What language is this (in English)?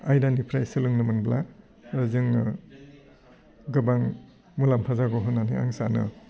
Bodo